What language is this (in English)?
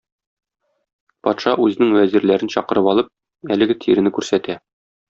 Tatar